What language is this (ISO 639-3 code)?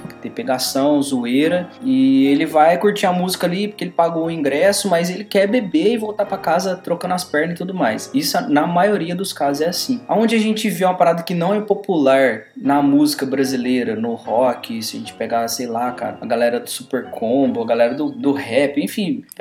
por